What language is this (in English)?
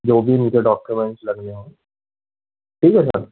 Hindi